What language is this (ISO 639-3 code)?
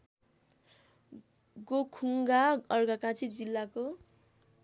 nep